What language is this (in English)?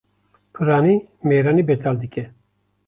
Kurdish